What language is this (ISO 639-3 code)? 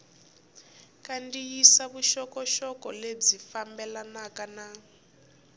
tso